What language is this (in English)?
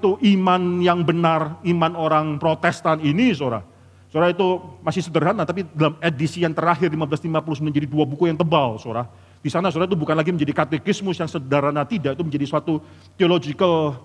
Indonesian